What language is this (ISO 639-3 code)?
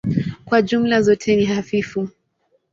swa